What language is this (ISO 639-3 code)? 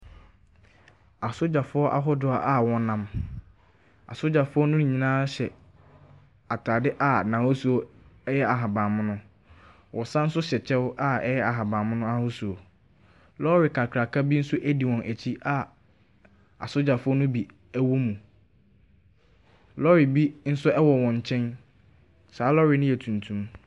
aka